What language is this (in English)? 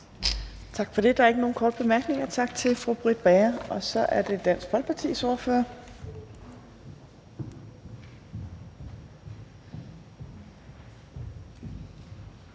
Danish